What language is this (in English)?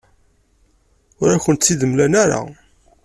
Kabyle